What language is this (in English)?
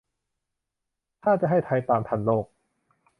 Thai